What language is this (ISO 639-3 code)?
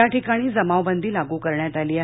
mar